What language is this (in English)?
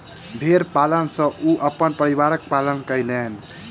Maithili